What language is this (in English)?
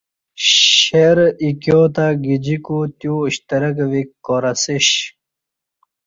Kati